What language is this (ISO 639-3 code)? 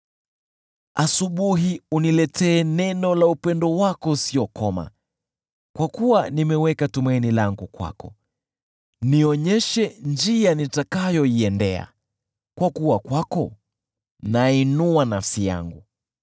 swa